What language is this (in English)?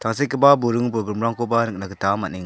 Garo